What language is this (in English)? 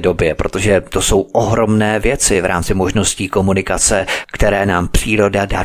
Czech